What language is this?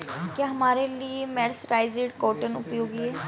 Hindi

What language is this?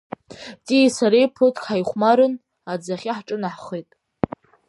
Abkhazian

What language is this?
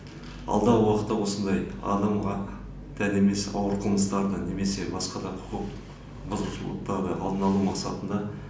Kazakh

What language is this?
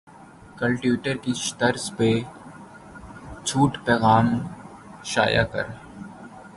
Urdu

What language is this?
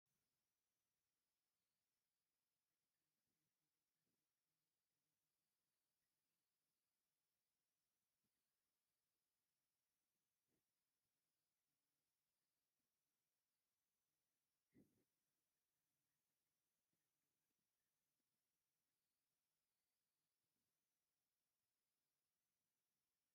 Tigrinya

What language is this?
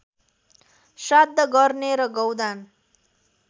Nepali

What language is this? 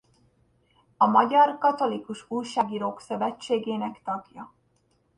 Hungarian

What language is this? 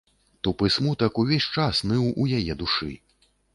Belarusian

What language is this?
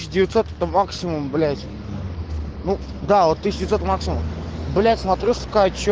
Russian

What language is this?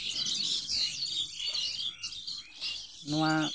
Santali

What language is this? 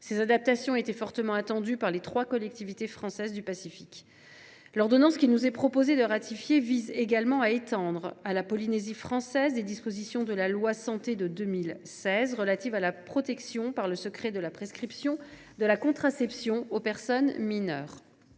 French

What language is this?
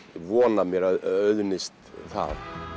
Icelandic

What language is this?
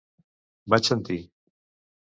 Catalan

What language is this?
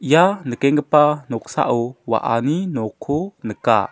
Garo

